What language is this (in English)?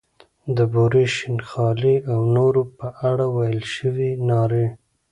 Pashto